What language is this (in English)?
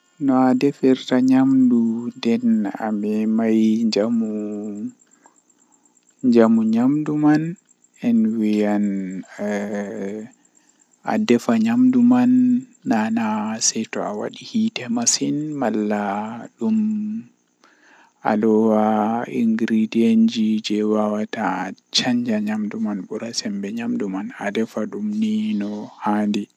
Western Niger Fulfulde